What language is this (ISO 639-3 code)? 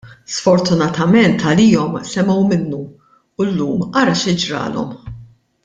mlt